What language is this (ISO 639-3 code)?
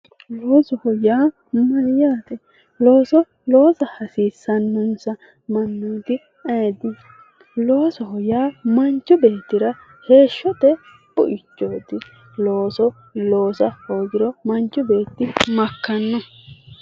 sid